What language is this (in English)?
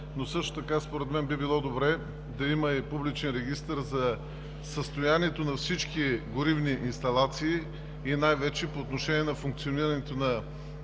Bulgarian